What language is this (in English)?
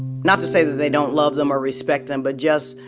English